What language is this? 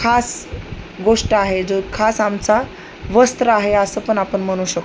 Marathi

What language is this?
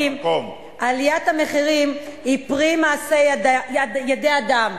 Hebrew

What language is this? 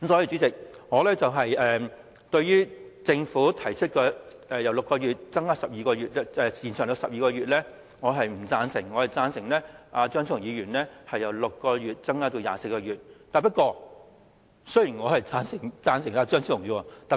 Cantonese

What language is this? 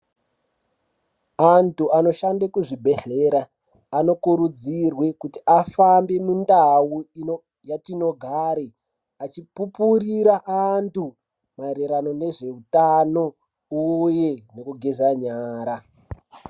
Ndau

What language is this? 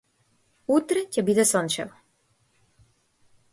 Macedonian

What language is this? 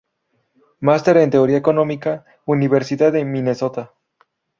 Spanish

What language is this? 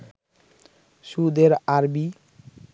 Bangla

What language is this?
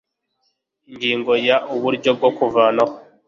Kinyarwanda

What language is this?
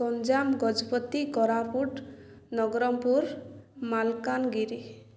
Odia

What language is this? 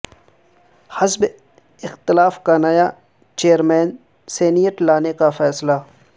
Urdu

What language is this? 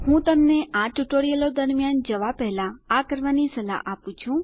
Gujarati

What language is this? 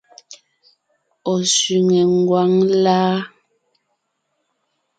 Ngiemboon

